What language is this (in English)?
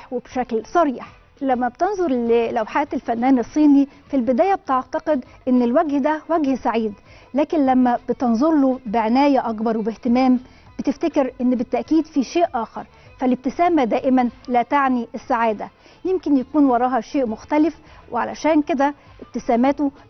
Arabic